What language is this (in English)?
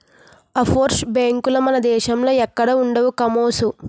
Telugu